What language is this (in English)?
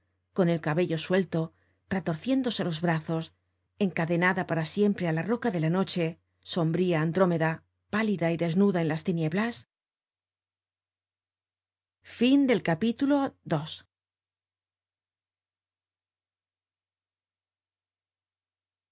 Spanish